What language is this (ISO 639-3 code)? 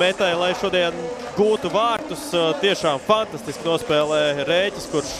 lav